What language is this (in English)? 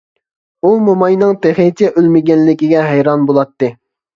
Uyghur